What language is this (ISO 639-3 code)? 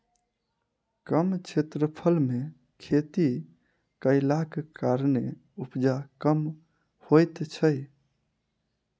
mai